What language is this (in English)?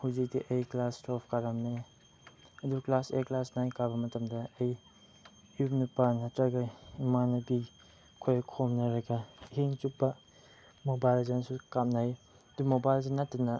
Manipuri